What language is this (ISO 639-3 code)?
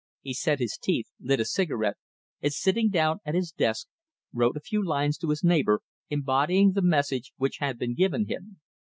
eng